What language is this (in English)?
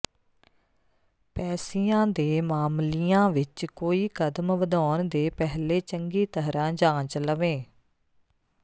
Punjabi